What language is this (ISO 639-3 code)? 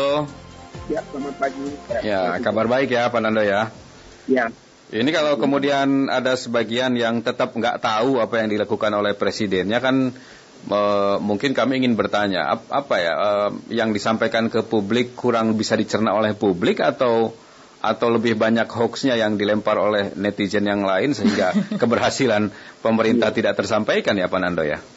ind